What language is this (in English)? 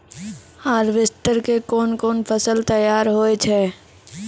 Maithili